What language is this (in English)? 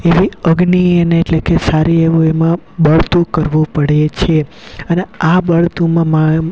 Gujarati